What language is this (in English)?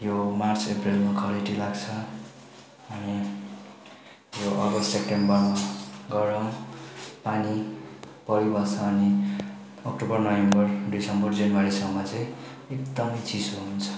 Nepali